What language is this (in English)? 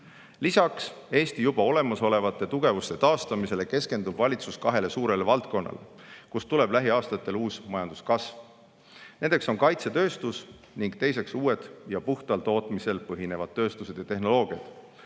Estonian